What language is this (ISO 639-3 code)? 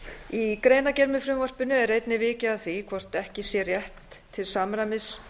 isl